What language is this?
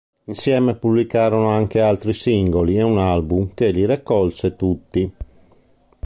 Italian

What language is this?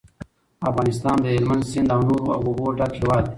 Pashto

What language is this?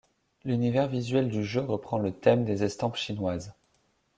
French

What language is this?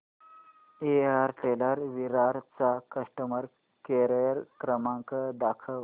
Marathi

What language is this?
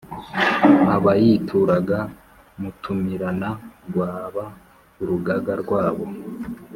Kinyarwanda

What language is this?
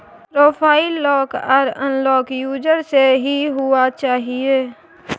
Maithili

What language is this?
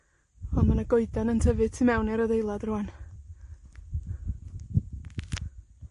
Welsh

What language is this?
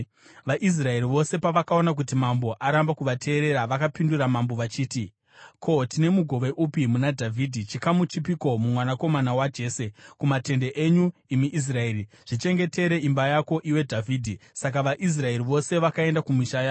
Shona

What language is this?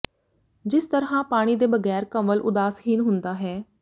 Punjabi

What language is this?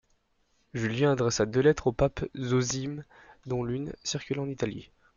French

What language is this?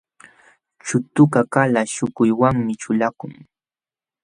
Jauja Wanca Quechua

